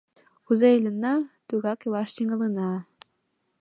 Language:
Mari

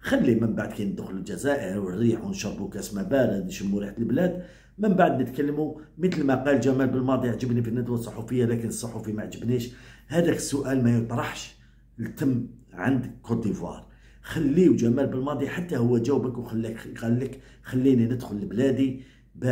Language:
Arabic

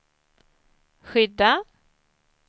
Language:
Swedish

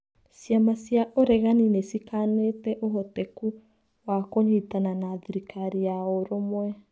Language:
Kikuyu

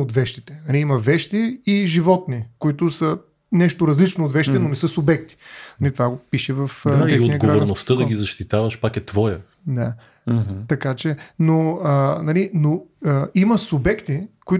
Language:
Bulgarian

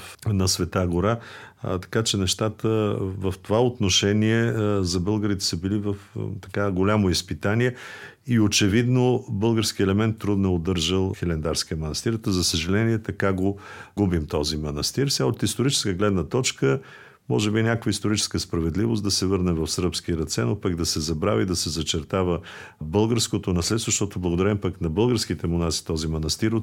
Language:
Bulgarian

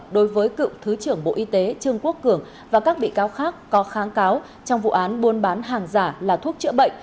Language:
Vietnamese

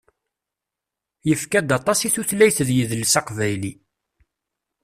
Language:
Kabyle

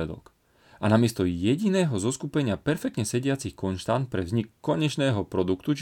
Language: Slovak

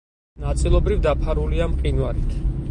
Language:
Georgian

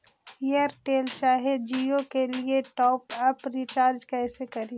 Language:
Magahi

